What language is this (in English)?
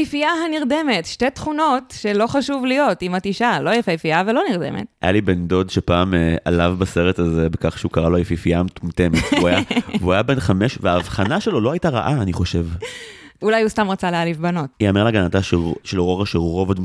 Hebrew